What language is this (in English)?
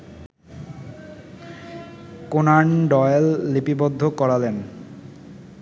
Bangla